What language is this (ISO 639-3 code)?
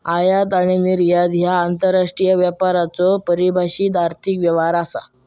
mar